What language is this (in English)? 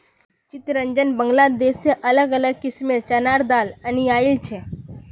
Magahi